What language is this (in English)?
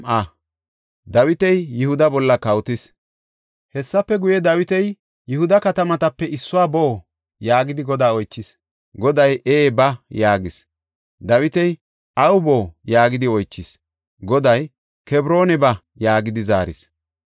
Gofa